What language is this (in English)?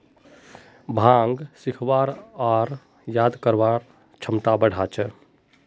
Magahi